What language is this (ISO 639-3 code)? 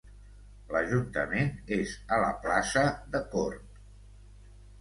cat